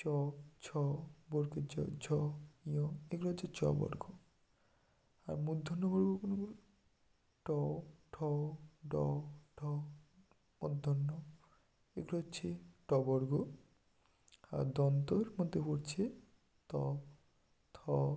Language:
Bangla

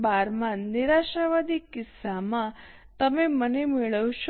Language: Gujarati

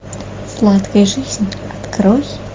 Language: Russian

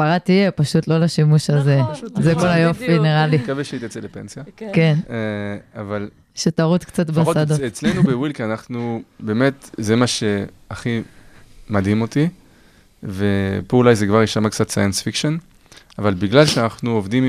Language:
Hebrew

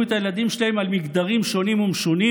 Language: Hebrew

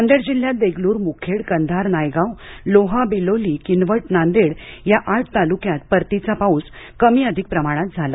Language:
Marathi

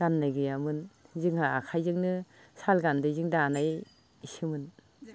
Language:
Bodo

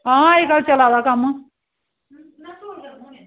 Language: Dogri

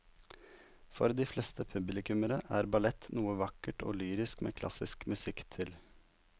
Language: Norwegian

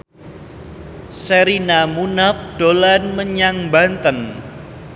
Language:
Javanese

